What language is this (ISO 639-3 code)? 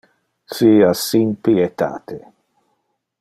ina